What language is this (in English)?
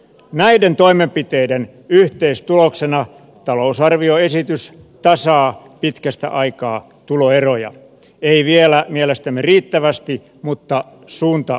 Finnish